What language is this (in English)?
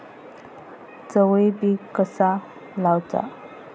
Marathi